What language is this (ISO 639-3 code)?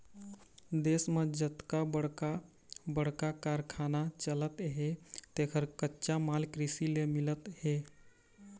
hne